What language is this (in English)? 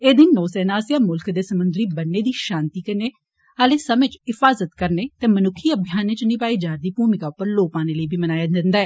Dogri